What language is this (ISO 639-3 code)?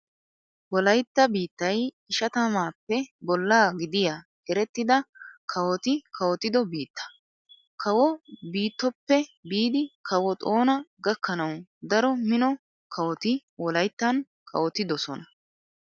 wal